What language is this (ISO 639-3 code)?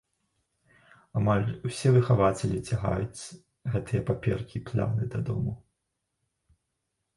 bel